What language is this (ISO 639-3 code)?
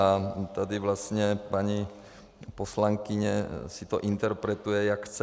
ces